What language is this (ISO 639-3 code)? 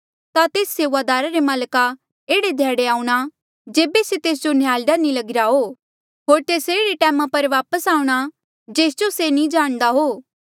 mjl